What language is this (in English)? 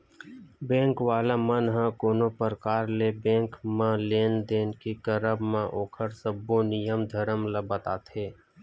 Chhattisgarhi